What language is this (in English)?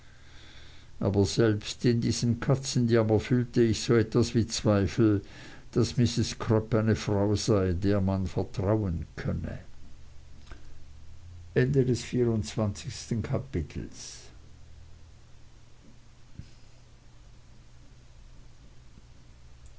German